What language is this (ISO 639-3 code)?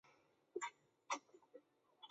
zho